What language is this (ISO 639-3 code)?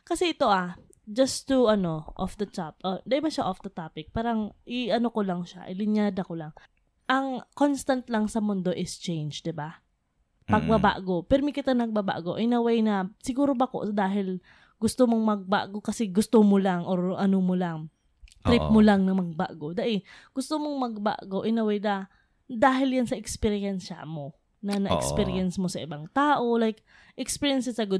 fil